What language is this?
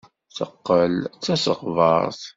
Kabyle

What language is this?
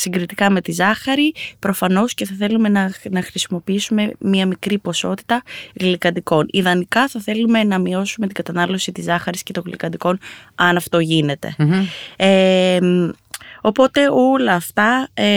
Greek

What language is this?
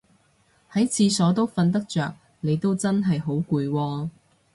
Cantonese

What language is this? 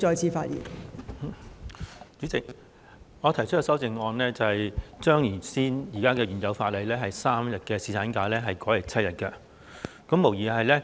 Cantonese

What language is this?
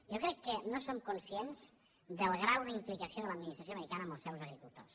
Catalan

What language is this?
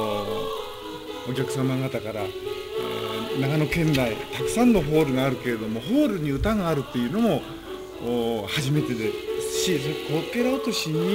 Japanese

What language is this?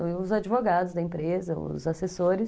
Portuguese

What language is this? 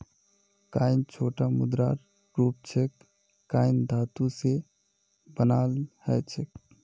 Magahi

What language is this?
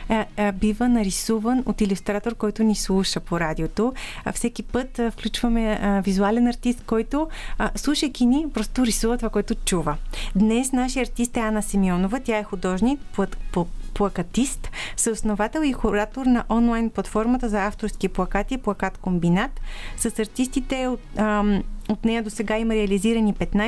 Bulgarian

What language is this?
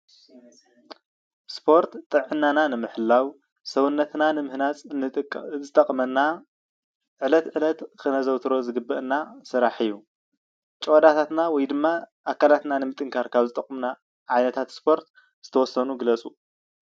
Tigrinya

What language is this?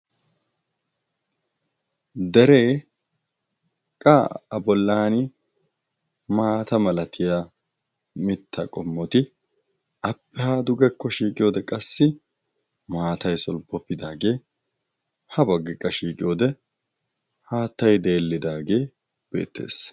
Wolaytta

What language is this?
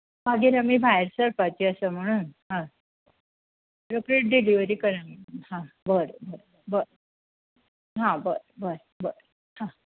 Konkani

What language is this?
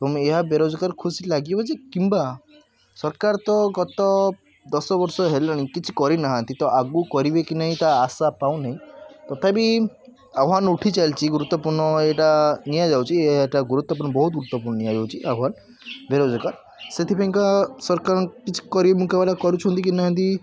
Odia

